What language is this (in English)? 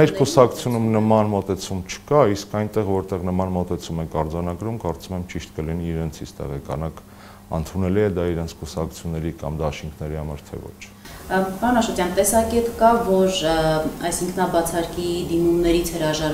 Romanian